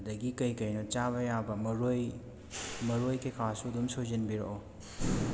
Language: Manipuri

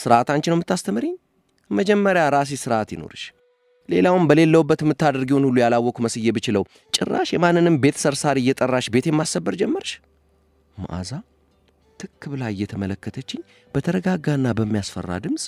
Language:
Arabic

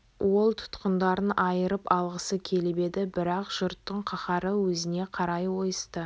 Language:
Kazakh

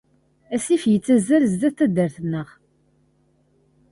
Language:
Kabyle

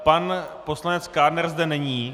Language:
Czech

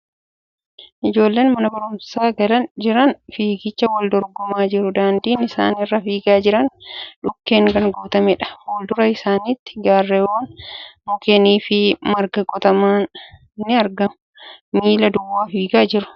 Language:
Oromo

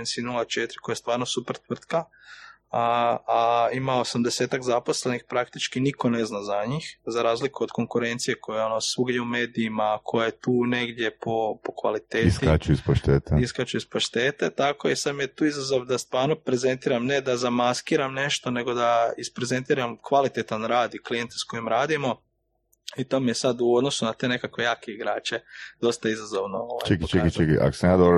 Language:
Croatian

